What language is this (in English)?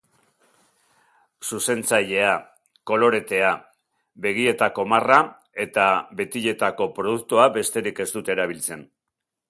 Basque